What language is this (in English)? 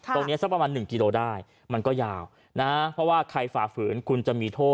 Thai